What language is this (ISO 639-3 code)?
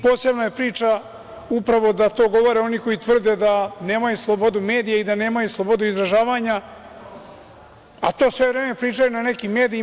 srp